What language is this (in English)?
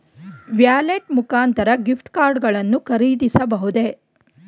Kannada